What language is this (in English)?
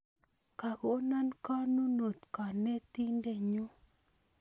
Kalenjin